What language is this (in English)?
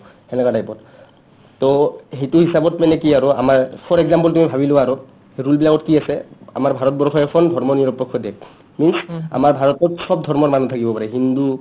Assamese